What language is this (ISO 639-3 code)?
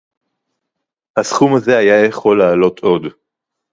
heb